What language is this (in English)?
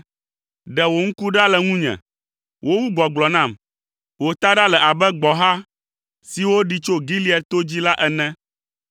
Ewe